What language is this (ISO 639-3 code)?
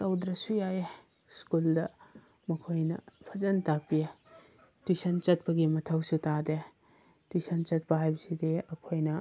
mni